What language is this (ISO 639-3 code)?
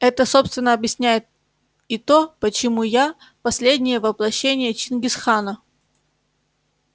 rus